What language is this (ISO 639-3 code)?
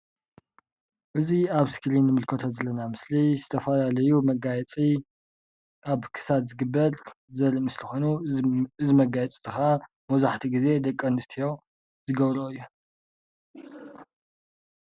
tir